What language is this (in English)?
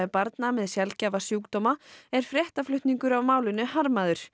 Icelandic